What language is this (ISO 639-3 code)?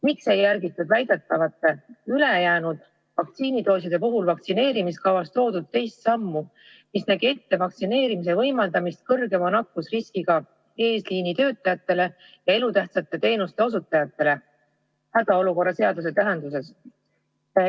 est